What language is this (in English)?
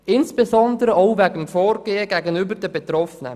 Swiss German